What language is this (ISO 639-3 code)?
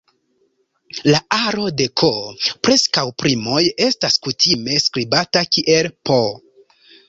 epo